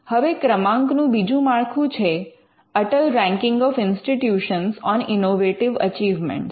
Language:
Gujarati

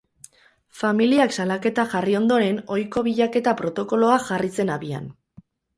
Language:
Basque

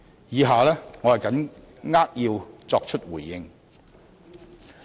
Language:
Cantonese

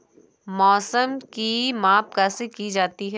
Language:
Hindi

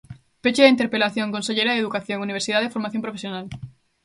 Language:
Galician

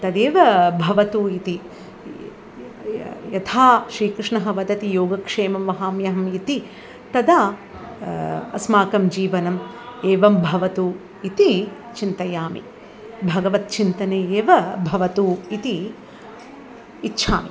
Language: Sanskrit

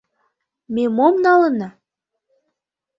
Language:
Mari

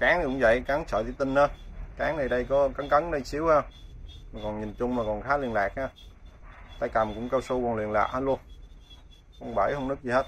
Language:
Vietnamese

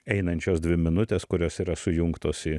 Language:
Lithuanian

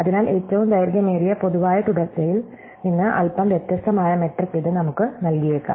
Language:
Malayalam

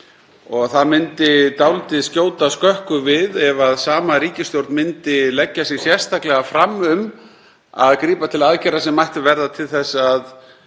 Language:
Icelandic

